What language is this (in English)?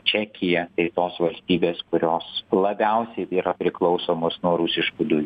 Lithuanian